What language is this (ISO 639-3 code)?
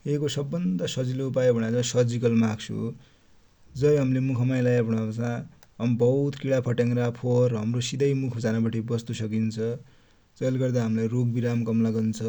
dty